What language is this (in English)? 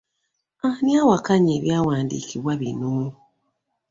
Ganda